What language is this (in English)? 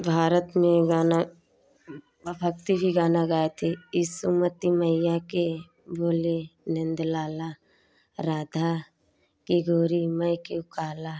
Hindi